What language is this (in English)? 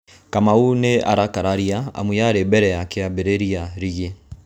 Kikuyu